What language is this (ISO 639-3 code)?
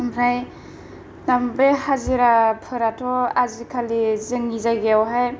brx